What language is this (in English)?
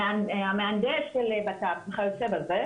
Hebrew